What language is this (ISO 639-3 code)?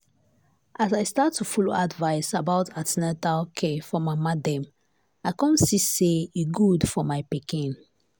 pcm